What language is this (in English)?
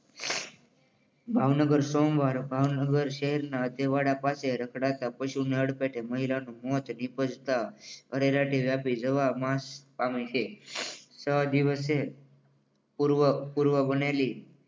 Gujarati